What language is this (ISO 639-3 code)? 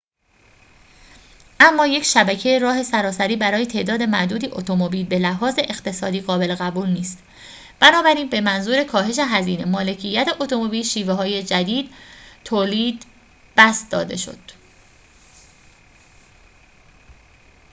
fas